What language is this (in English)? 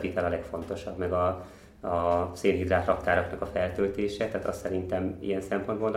Hungarian